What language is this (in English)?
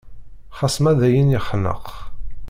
Kabyle